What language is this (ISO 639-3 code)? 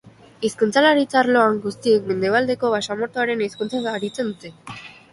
eus